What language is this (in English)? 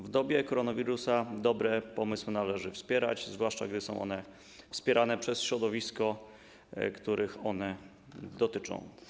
Polish